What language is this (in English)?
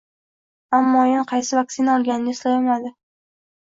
Uzbek